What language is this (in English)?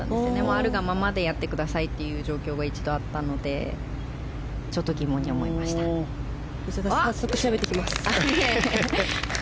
Japanese